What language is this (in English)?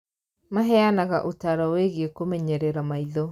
Kikuyu